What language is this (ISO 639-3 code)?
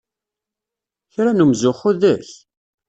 kab